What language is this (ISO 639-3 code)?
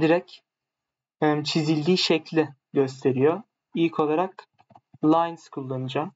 tur